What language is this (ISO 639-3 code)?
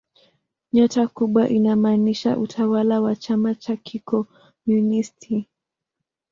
swa